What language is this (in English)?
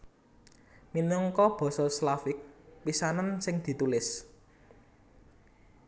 Javanese